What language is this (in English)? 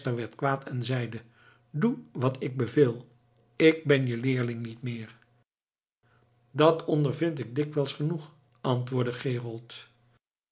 Dutch